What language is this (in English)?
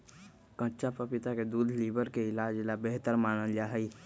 Magahi